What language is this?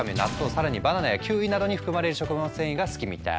Japanese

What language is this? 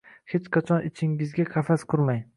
Uzbek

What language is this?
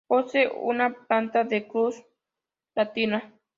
Spanish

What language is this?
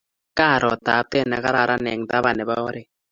Kalenjin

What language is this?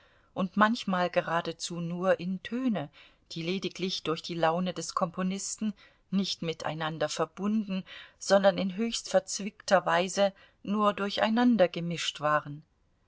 German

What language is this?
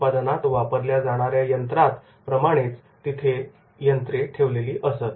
Marathi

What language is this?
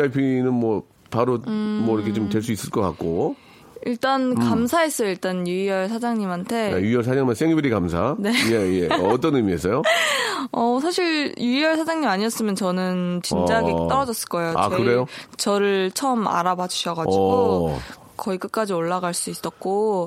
Korean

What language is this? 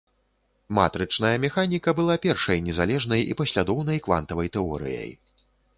Belarusian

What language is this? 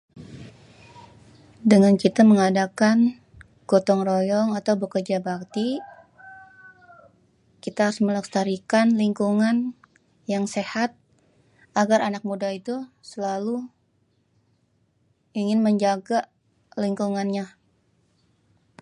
Betawi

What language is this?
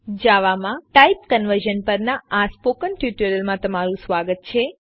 Gujarati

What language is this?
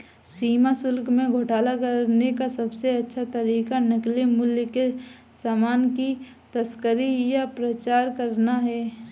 Hindi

